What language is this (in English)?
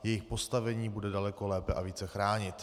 Czech